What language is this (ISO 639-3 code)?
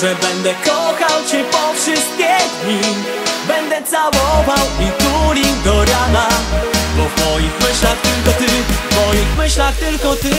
pol